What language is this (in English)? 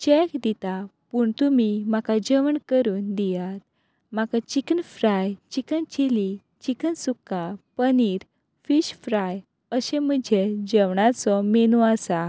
Konkani